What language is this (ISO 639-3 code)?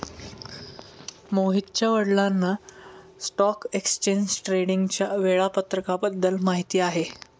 mar